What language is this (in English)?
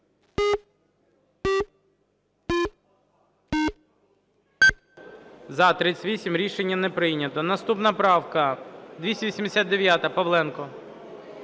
Ukrainian